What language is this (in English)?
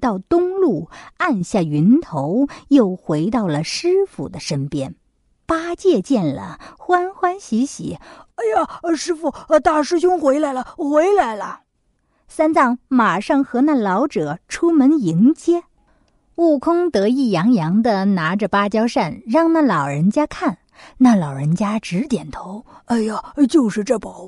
Chinese